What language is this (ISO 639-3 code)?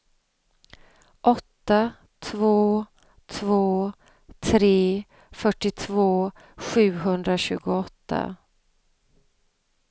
swe